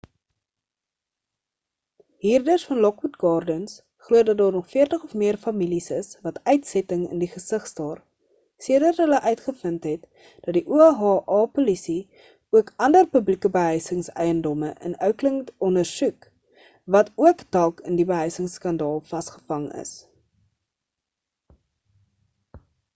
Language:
Afrikaans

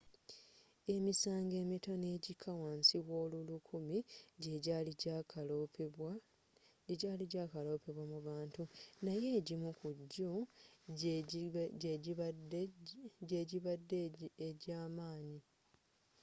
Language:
Ganda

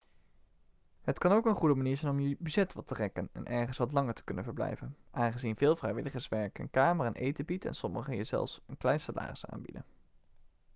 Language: Dutch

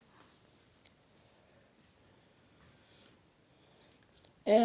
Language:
Fula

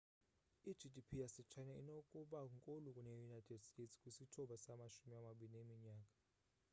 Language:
Xhosa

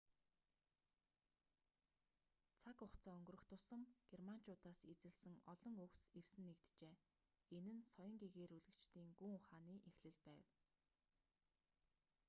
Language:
Mongolian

